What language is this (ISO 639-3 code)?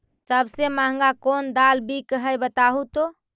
mag